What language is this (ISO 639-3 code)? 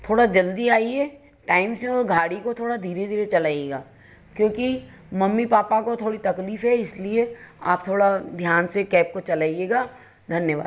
hin